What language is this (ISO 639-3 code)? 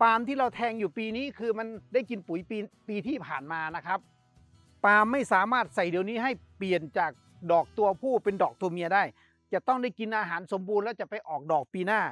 tha